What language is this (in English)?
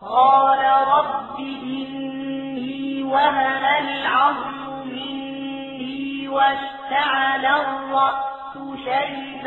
Arabic